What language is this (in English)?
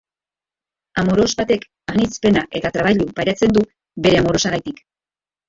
Basque